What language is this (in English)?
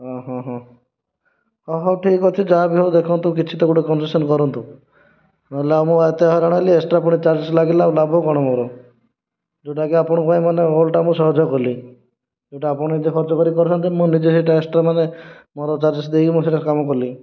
Odia